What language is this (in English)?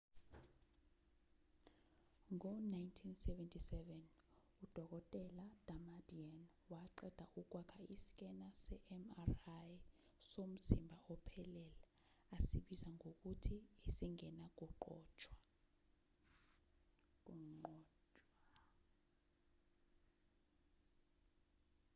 Zulu